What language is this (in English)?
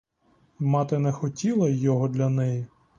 Ukrainian